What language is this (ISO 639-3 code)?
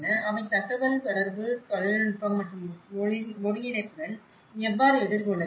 tam